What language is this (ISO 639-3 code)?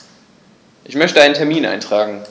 deu